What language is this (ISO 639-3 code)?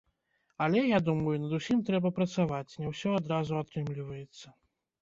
bel